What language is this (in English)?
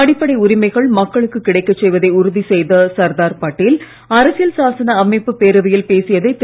Tamil